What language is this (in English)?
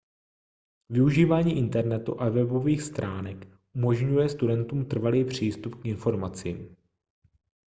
Czech